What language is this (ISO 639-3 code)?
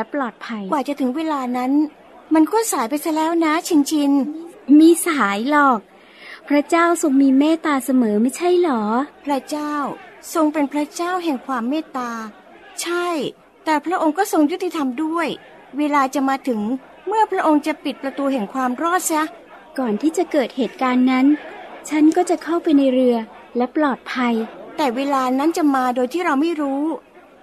tha